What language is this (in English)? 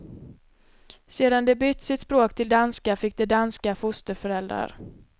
Swedish